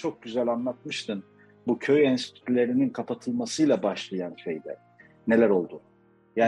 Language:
Turkish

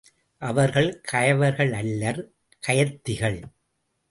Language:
Tamil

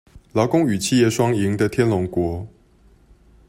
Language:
Chinese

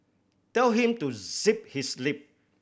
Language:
English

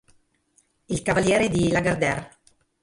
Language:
Italian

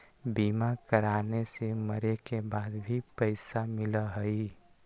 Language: Magahi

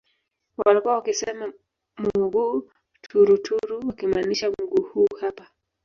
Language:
Swahili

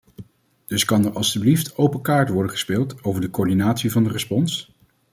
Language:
Dutch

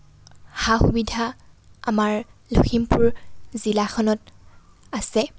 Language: Assamese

